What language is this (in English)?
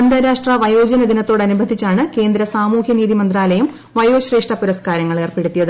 Malayalam